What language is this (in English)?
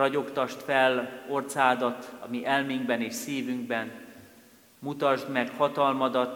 Hungarian